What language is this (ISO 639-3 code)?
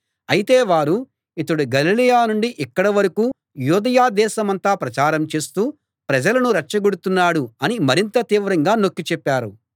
tel